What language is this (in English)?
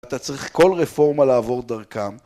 Hebrew